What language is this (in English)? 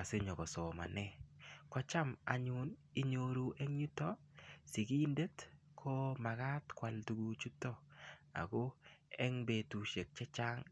Kalenjin